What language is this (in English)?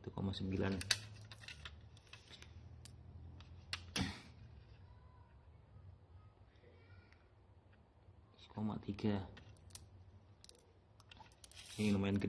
Indonesian